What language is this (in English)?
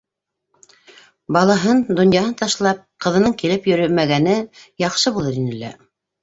Bashkir